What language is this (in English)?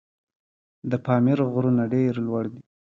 Pashto